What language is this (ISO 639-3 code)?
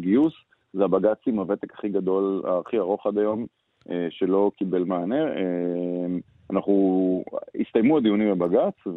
heb